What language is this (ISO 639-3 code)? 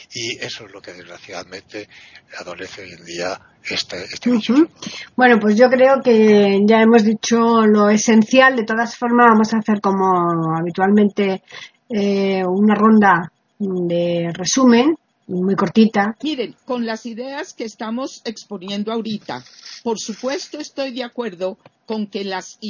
spa